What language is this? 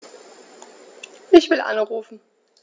German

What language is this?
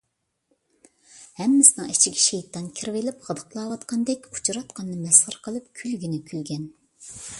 Uyghur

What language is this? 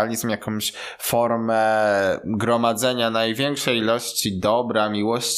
Polish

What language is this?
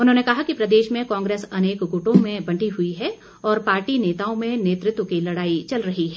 Hindi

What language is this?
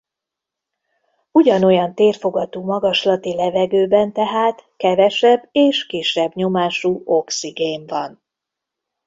Hungarian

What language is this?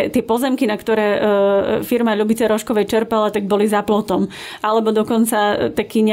Slovak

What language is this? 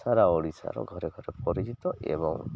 Odia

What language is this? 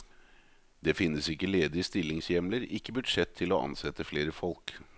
Norwegian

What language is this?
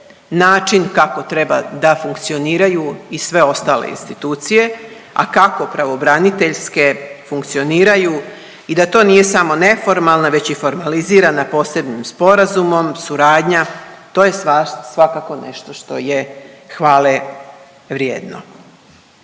Croatian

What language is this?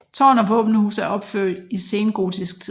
Danish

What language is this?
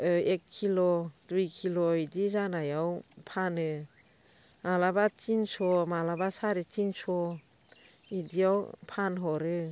Bodo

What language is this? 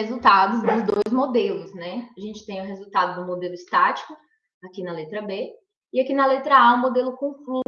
Portuguese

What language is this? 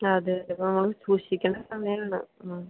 Malayalam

